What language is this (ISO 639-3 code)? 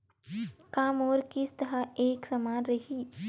hne